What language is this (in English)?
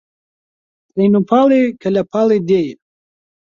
Central Kurdish